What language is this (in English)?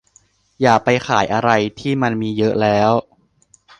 Thai